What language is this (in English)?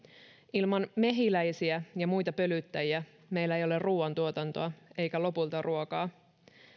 Finnish